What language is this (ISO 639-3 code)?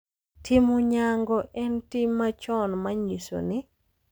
luo